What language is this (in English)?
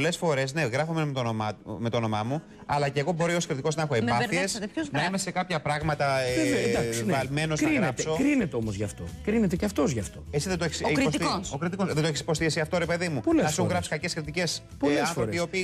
Greek